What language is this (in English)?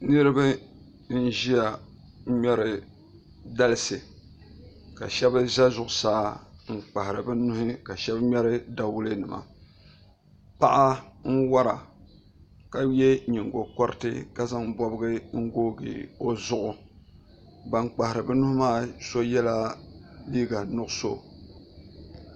Dagbani